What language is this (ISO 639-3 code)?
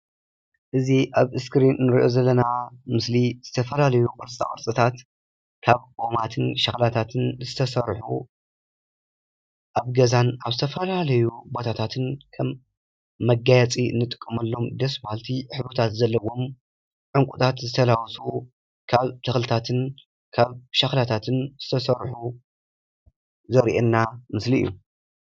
tir